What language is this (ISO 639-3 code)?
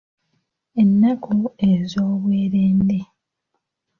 lug